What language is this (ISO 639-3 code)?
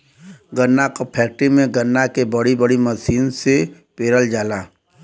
bho